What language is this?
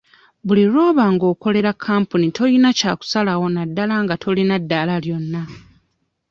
Ganda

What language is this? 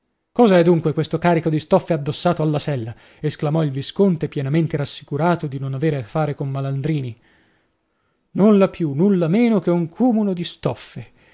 Italian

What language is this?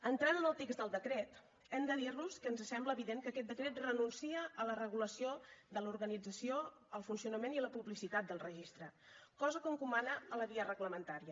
Catalan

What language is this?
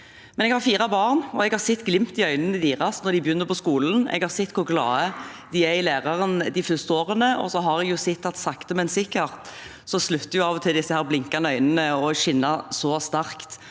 Norwegian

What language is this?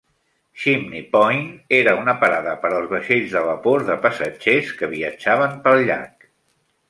Catalan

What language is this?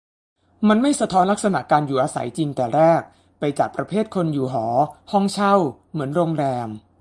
Thai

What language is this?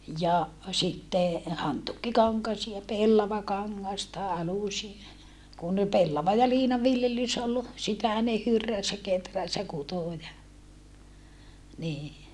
Finnish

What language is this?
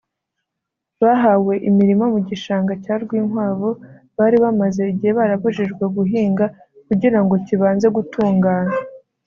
Kinyarwanda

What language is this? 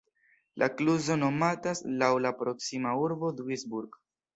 Esperanto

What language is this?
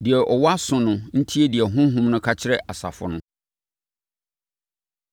Akan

